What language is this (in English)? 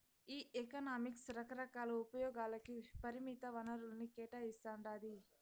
Telugu